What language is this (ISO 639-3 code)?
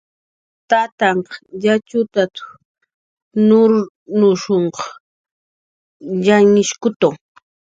jqr